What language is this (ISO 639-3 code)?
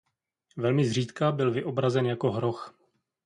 ces